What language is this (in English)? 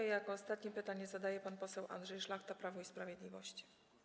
Polish